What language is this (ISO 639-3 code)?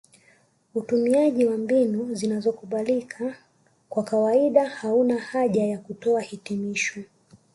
swa